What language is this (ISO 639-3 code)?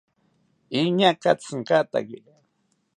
cpy